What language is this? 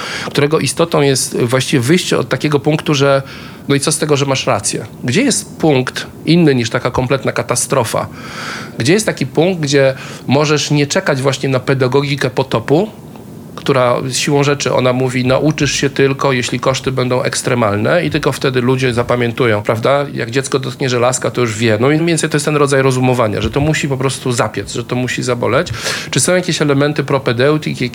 Polish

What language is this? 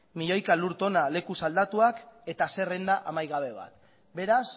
Basque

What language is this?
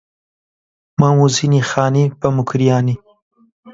Central Kurdish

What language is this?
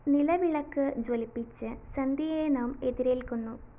Malayalam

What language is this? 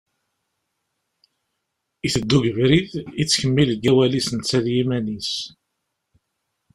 Kabyle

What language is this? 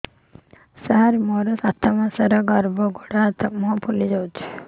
Odia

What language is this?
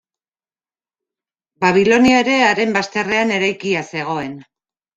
Basque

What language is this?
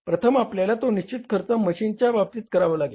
Marathi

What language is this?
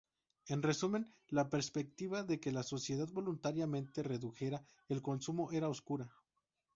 Spanish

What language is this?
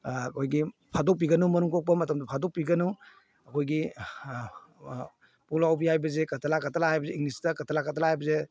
Manipuri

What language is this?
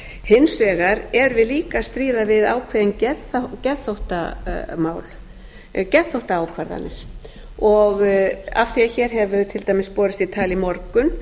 Icelandic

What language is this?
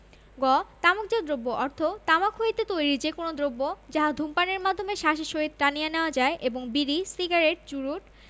Bangla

